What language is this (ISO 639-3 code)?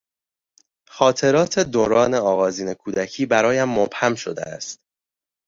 fas